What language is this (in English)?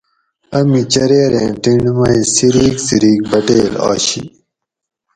Gawri